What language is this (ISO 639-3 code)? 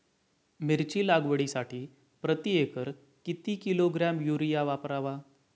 mar